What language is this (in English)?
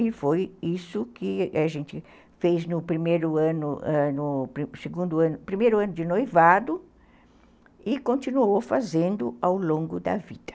Portuguese